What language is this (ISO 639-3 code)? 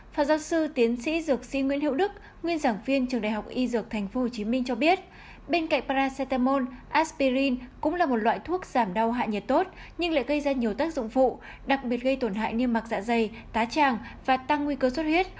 vie